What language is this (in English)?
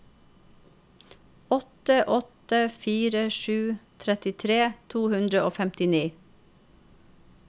Norwegian